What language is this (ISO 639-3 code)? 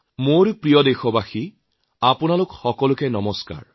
asm